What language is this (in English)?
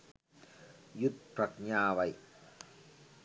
Sinhala